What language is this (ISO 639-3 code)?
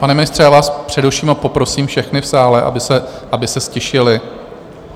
ces